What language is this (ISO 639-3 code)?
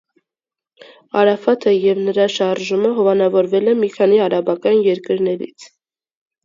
hye